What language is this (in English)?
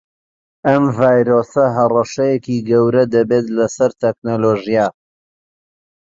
Central Kurdish